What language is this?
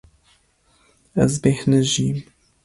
Kurdish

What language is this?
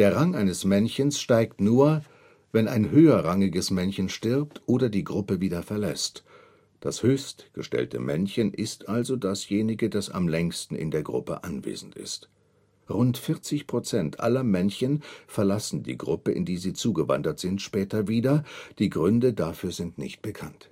German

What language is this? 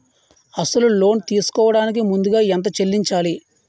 Telugu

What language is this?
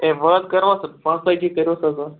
Kashmiri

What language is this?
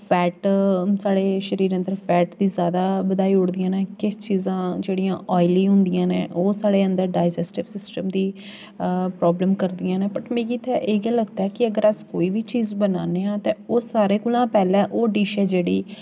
Dogri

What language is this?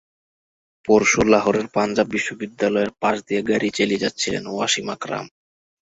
Bangla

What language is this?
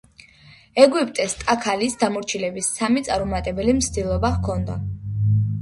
Georgian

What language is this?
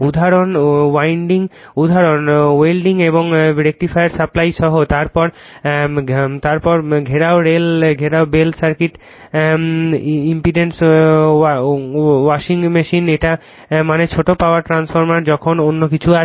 Bangla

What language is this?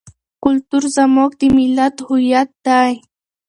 Pashto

